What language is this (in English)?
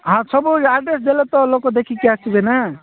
Odia